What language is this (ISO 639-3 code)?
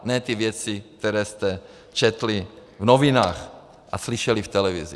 ces